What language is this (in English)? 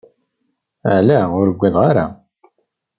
Kabyle